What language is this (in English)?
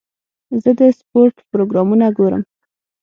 Pashto